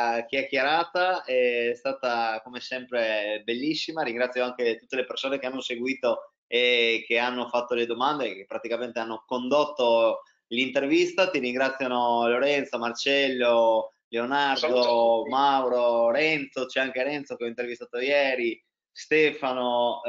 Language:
Italian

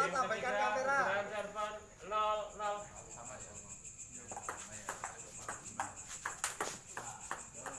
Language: Indonesian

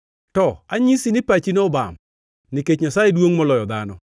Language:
Luo (Kenya and Tanzania)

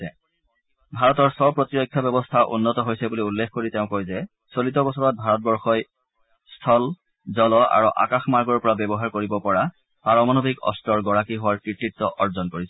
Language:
Assamese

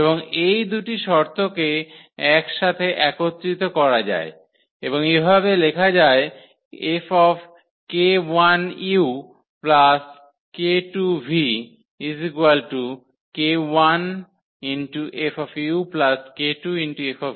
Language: Bangla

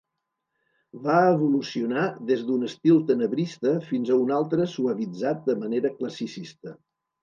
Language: Catalan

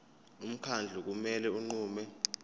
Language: Zulu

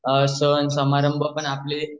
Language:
Marathi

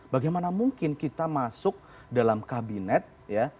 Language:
Indonesian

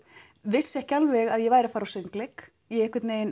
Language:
Icelandic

